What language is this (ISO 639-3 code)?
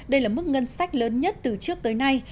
vie